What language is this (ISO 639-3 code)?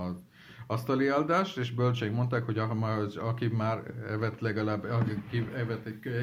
hun